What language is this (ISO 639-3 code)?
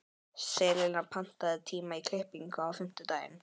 isl